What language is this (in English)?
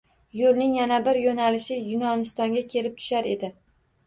Uzbek